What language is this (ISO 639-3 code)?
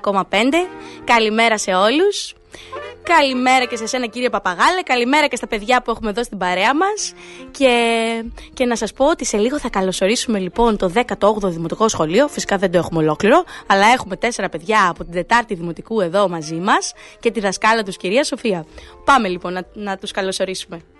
ell